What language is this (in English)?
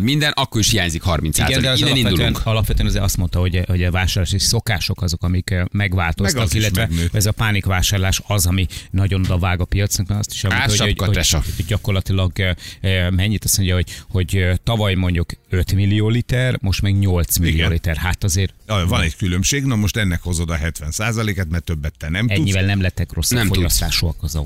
Hungarian